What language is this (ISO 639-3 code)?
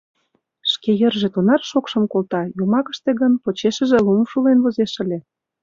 chm